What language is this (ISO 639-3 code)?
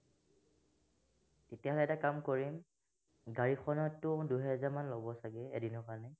asm